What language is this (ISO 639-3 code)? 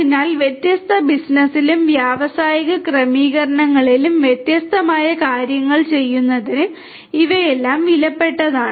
mal